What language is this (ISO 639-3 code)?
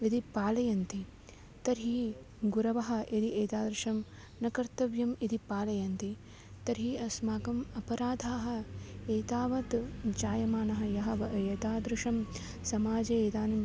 san